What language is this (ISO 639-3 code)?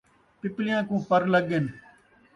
skr